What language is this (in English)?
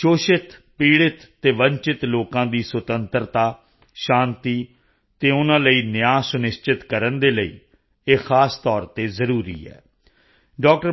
Punjabi